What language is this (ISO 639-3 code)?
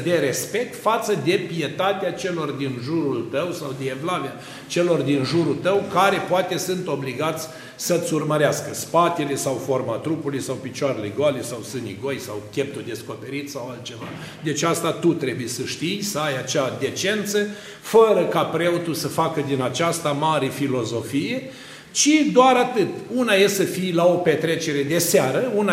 ron